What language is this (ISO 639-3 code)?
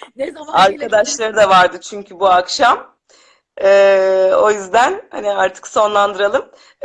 tur